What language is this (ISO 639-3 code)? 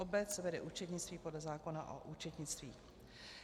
ces